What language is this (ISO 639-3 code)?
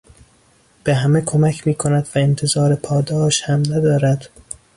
fas